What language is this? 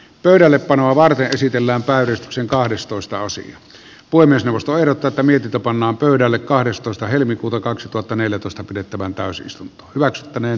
Finnish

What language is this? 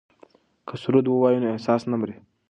Pashto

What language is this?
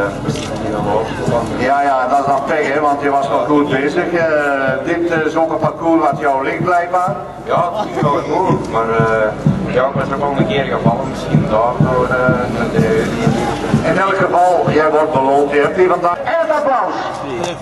Dutch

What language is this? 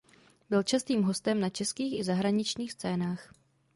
Czech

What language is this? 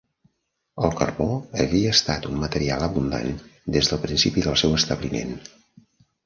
Catalan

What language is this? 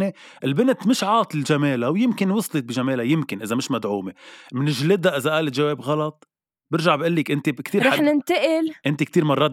Arabic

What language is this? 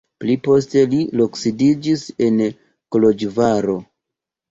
Esperanto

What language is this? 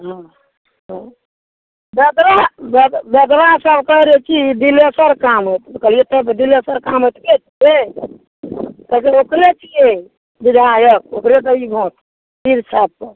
Maithili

